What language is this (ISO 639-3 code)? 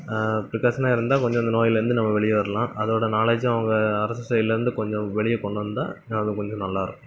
tam